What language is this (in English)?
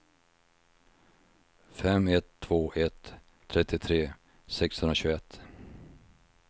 Swedish